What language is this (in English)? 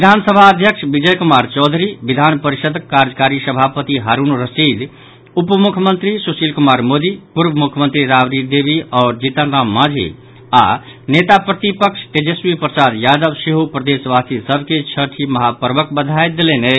Maithili